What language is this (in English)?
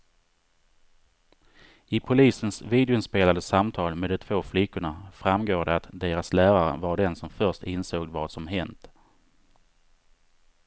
Swedish